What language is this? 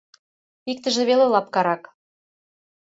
Mari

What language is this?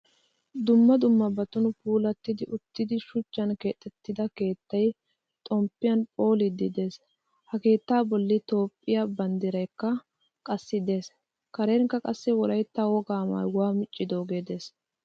Wolaytta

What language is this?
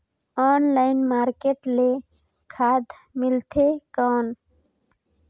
Chhattisgarhi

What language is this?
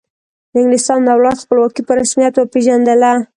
Pashto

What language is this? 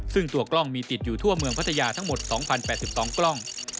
Thai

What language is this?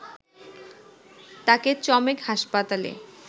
Bangla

